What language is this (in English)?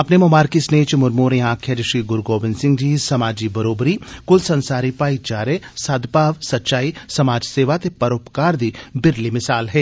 Dogri